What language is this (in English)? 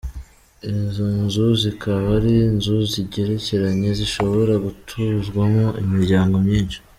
Kinyarwanda